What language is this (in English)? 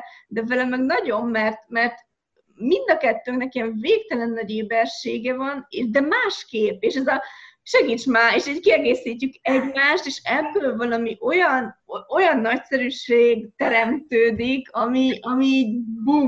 Hungarian